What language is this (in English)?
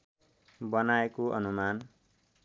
Nepali